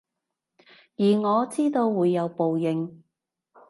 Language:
Cantonese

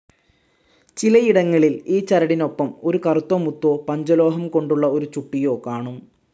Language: Malayalam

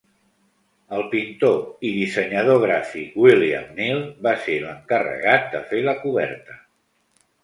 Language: Catalan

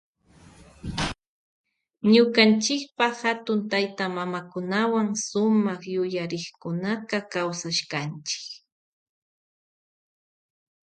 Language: Loja Highland Quichua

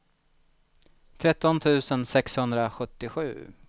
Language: Swedish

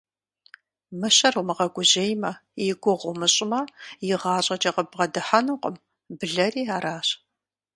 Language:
Kabardian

